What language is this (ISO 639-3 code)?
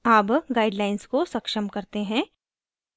hin